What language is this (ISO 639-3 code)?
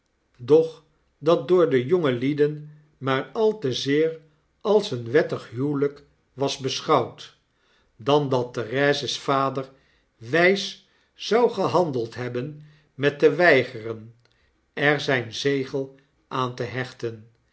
nld